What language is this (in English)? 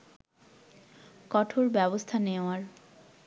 Bangla